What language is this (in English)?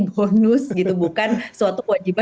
Indonesian